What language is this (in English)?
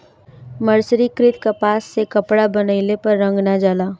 Bhojpuri